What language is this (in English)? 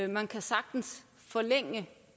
Danish